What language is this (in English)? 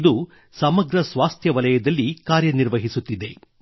Kannada